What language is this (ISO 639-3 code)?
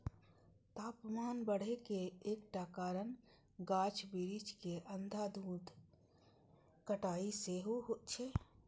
mai